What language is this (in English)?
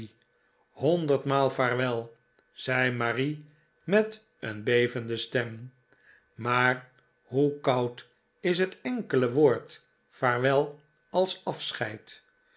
Dutch